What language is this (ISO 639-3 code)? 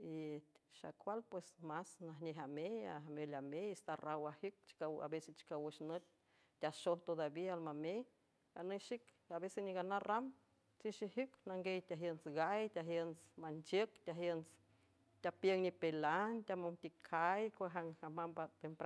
hue